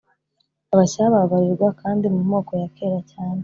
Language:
Kinyarwanda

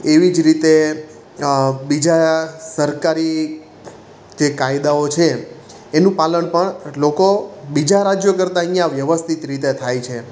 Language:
Gujarati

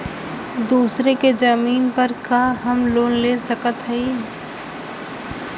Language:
Bhojpuri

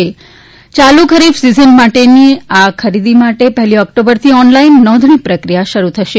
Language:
Gujarati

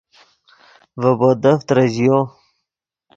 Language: Yidgha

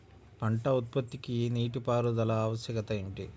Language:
Telugu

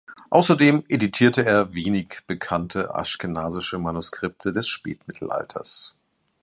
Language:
German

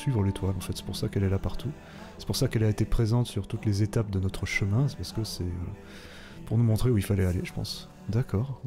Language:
French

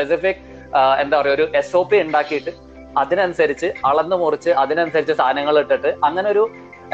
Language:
Malayalam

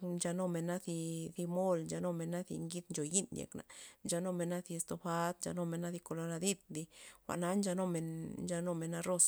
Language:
Loxicha Zapotec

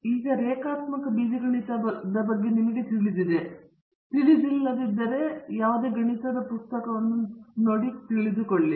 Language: Kannada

